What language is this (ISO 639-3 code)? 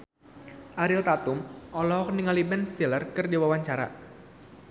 sun